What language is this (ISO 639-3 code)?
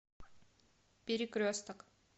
rus